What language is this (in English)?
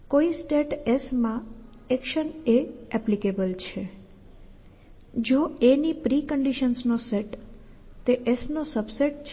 Gujarati